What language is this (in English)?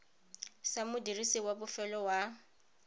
Tswana